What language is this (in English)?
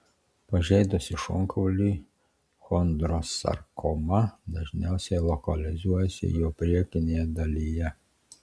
Lithuanian